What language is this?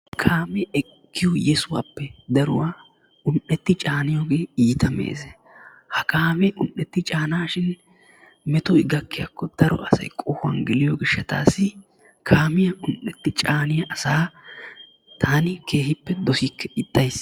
Wolaytta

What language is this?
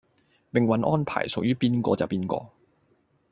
Cantonese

